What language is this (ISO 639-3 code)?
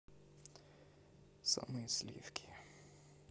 rus